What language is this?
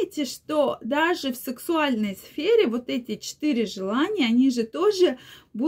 Russian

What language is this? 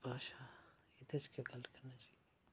Dogri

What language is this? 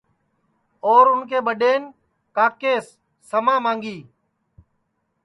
Sansi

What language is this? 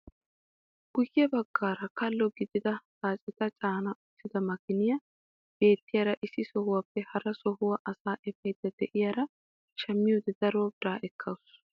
Wolaytta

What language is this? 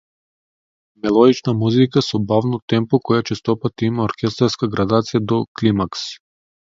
Macedonian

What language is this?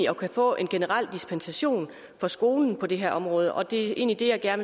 Danish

